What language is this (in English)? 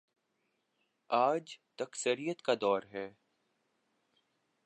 Urdu